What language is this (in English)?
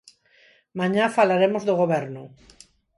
Galician